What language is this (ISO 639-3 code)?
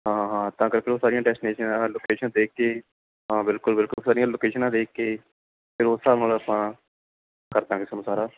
pan